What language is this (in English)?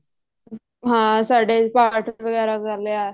Punjabi